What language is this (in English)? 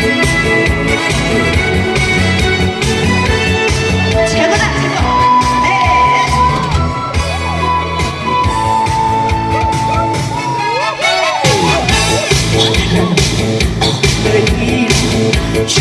Korean